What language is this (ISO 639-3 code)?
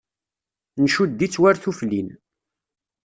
kab